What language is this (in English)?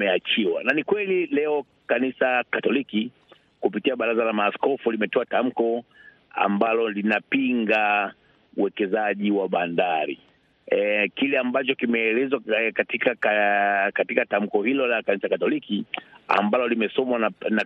Swahili